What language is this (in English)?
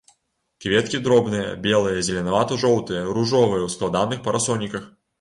Belarusian